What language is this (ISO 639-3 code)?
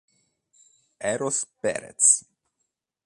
ita